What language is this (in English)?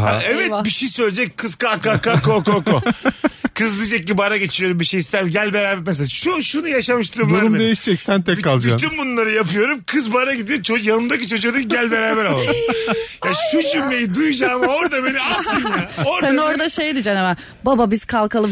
Turkish